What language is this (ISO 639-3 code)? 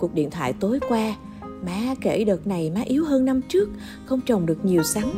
vie